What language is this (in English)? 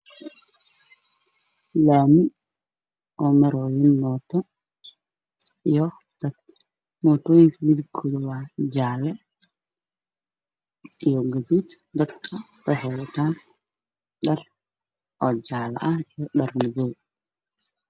Somali